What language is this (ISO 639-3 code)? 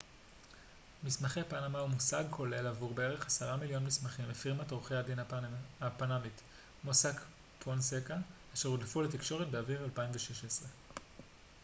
heb